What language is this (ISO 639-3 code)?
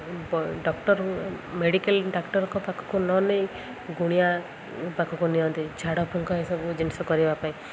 ori